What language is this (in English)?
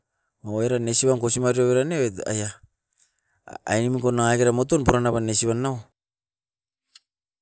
Askopan